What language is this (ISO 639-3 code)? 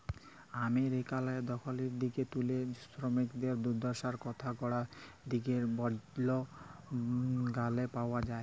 ben